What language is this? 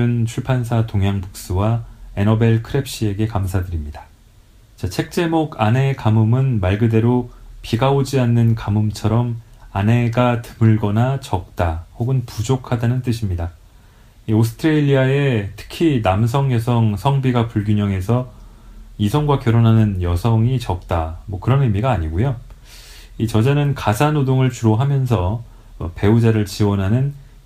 Korean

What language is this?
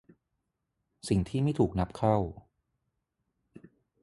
Thai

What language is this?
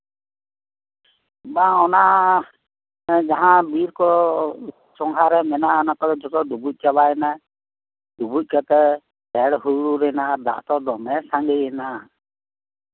Santali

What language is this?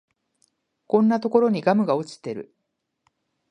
Japanese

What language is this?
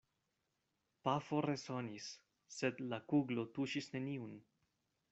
Esperanto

